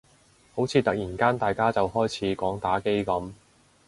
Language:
Cantonese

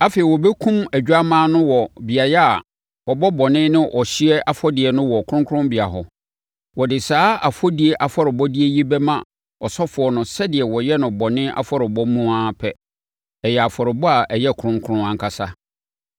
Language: Akan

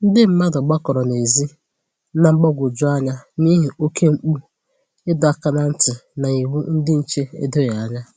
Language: Igbo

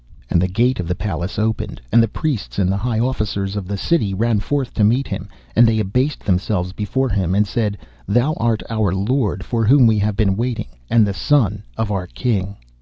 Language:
English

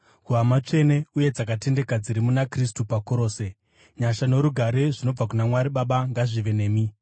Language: Shona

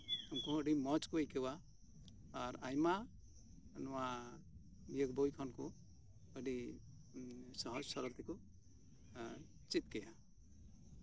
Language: Santali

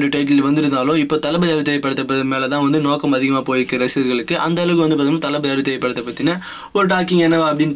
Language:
Turkish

